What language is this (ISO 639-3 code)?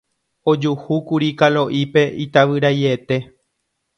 grn